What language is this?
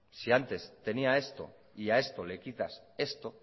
Spanish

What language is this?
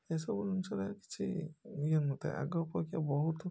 Odia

